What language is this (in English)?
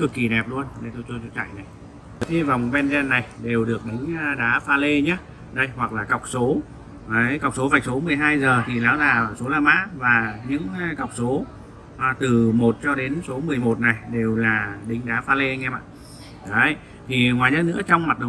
Vietnamese